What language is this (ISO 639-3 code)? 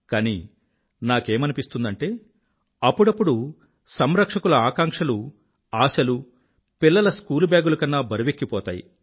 tel